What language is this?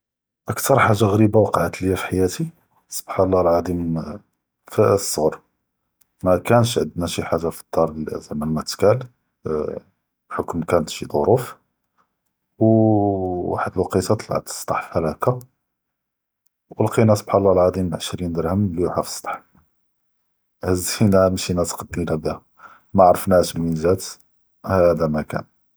Judeo-Arabic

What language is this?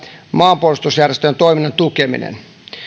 Finnish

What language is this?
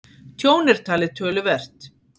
Icelandic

